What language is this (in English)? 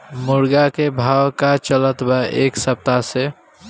Bhojpuri